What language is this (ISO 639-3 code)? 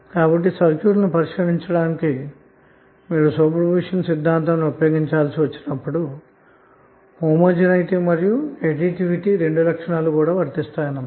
tel